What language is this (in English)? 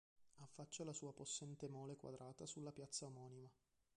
Italian